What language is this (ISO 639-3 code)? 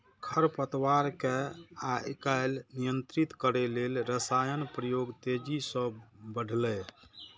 mai